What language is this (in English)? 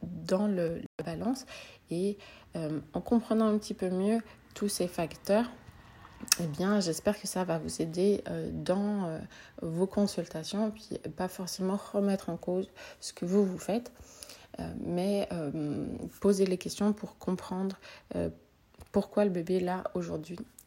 French